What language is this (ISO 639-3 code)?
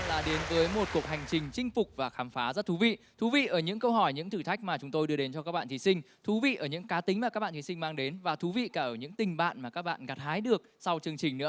vie